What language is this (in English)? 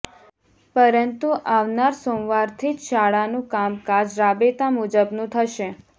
Gujarati